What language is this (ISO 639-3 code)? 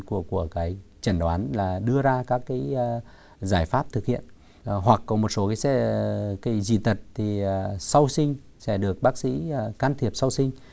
vie